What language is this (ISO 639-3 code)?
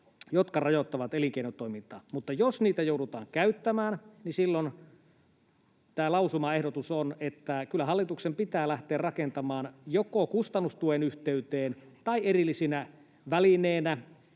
fin